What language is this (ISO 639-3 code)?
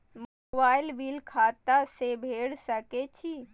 mai